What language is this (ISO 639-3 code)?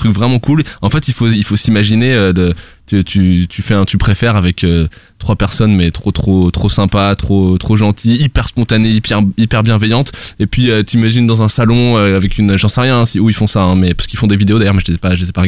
fra